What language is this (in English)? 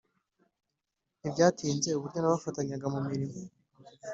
Kinyarwanda